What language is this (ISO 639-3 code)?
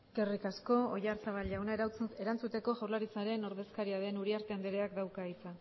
eus